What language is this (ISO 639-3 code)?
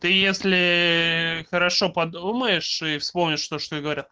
rus